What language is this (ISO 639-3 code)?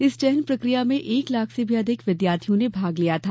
hin